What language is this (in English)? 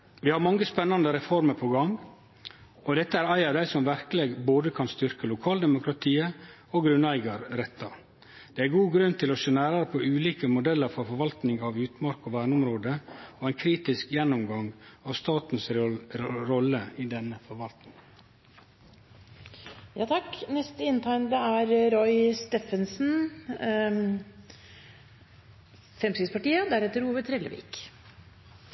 Norwegian Nynorsk